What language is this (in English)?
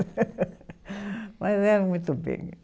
Portuguese